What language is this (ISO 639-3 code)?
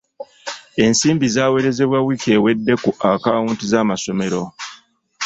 lug